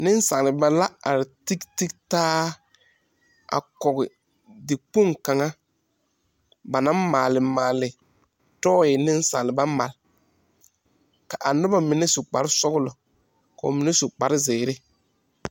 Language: Southern Dagaare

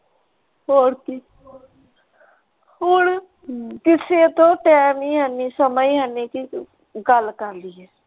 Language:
Punjabi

